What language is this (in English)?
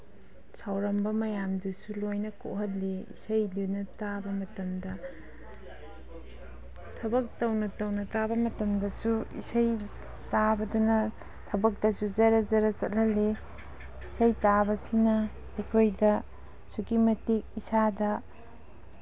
Manipuri